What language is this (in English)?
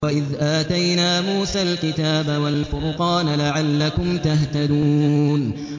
Arabic